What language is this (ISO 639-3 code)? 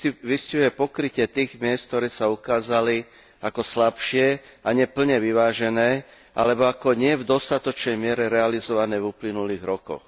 slk